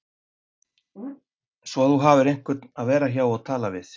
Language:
Icelandic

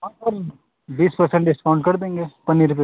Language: Hindi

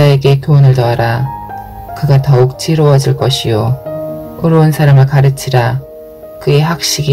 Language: Korean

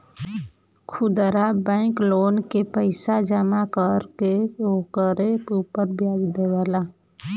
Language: Bhojpuri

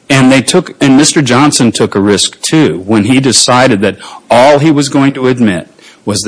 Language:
English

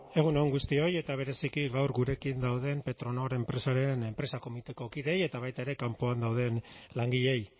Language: Basque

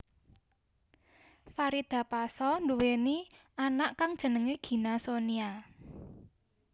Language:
Javanese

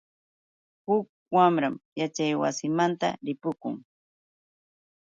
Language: Yauyos Quechua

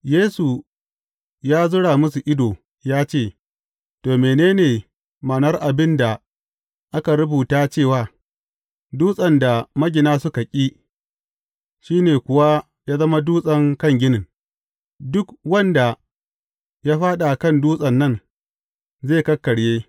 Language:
Hausa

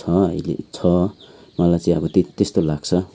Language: Nepali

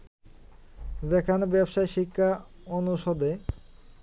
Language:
Bangla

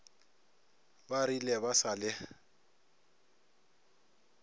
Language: Northern Sotho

